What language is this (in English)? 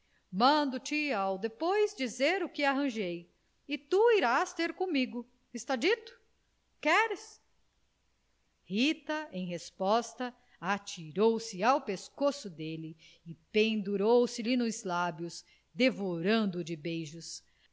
Portuguese